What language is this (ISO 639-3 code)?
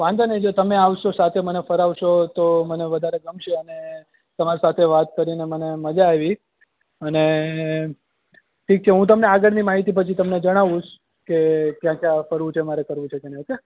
guj